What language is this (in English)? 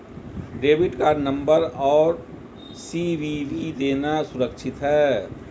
Hindi